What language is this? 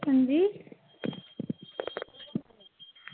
Dogri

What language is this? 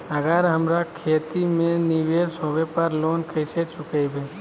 Magahi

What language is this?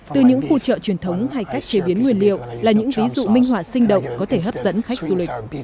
Vietnamese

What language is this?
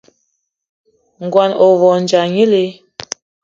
Eton (Cameroon)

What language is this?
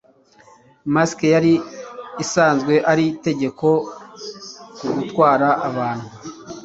Kinyarwanda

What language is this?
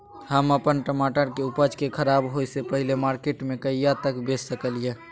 Maithili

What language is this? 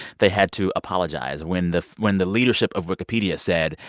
English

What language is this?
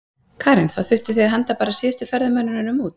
Icelandic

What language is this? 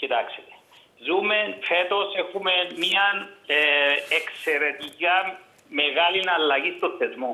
Greek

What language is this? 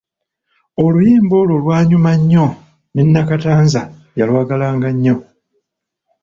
Ganda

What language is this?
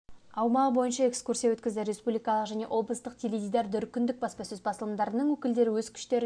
Kazakh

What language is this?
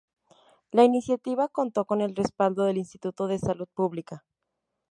Spanish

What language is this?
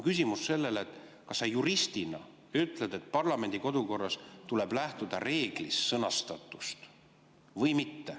Estonian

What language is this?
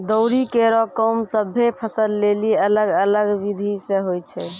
Maithili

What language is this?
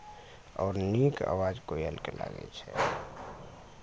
Maithili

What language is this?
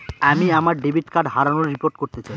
Bangla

